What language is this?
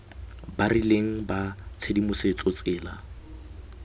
Tswana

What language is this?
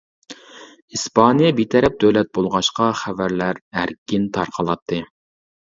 Uyghur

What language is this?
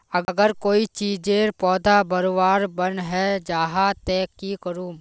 Magahi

